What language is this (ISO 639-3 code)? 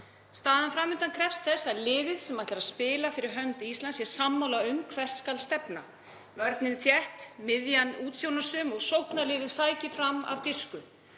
isl